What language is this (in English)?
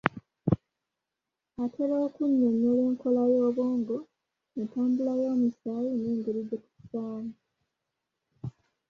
Ganda